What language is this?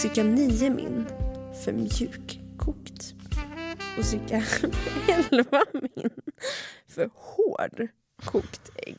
Swedish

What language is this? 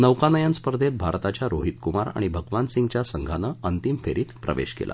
Marathi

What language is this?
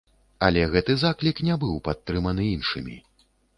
Belarusian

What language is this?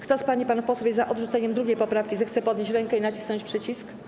Polish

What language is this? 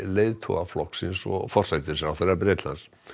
Icelandic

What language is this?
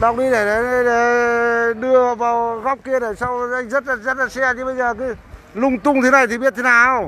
Vietnamese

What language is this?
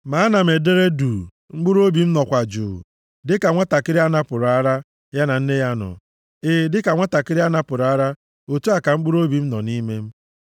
Igbo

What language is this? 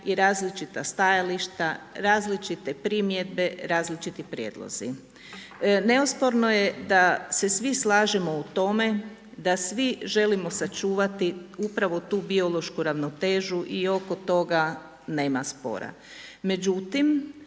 Croatian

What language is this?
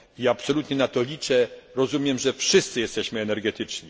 Polish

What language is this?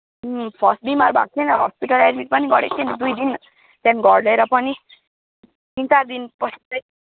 Nepali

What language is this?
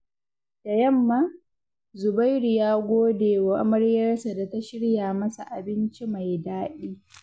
Hausa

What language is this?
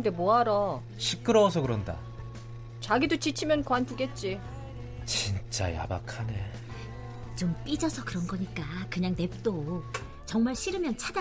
Korean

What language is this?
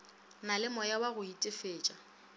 Northern Sotho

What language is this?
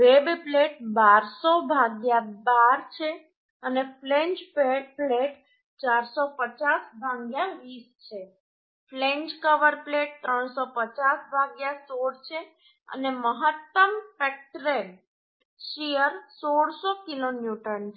Gujarati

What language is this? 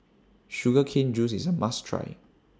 English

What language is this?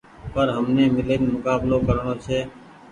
Goaria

